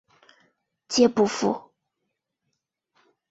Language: Chinese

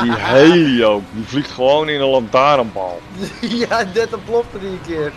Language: Dutch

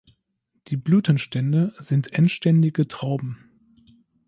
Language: German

